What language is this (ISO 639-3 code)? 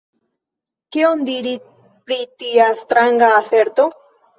epo